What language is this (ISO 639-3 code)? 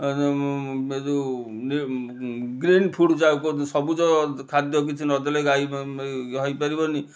ori